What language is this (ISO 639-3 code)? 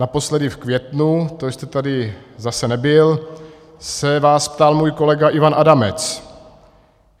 ces